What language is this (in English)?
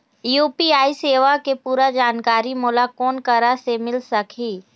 Chhattisgarhi